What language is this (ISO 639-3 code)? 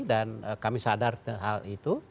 ind